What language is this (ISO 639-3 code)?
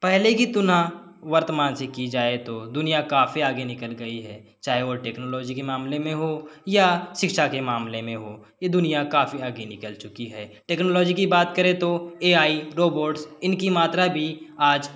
hin